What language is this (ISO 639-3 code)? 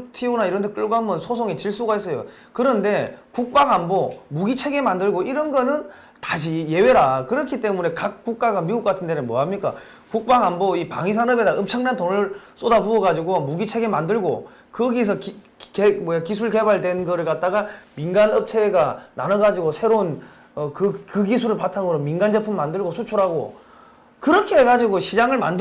kor